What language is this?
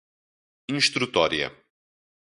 Portuguese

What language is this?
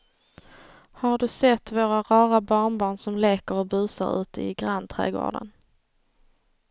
Swedish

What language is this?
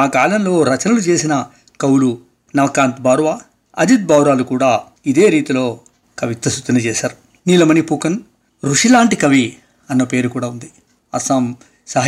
Telugu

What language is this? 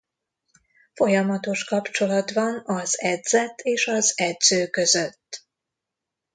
Hungarian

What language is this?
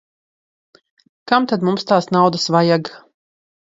Latvian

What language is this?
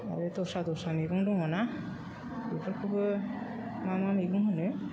Bodo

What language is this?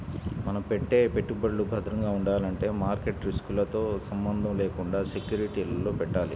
Telugu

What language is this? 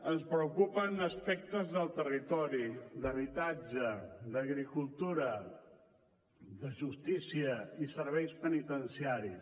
Catalan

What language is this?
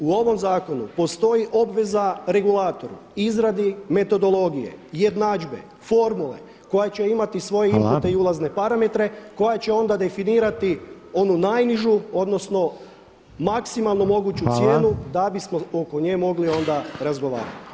Croatian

